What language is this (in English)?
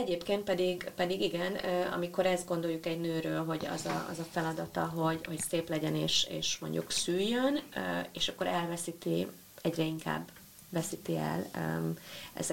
Hungarian